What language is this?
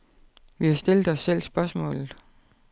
Danish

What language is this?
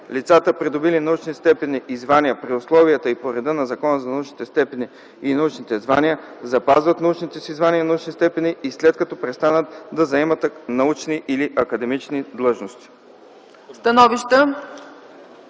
Bulgarian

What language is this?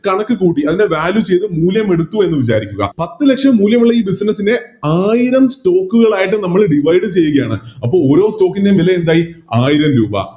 Malayalam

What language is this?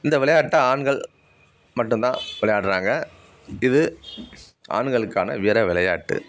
Tamil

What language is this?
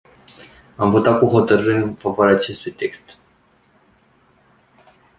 Romanian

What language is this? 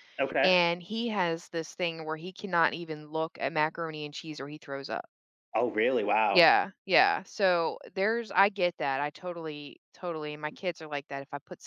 English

